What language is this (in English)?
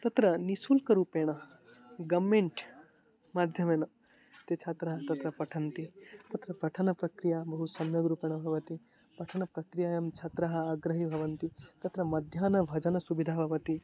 Sanskrit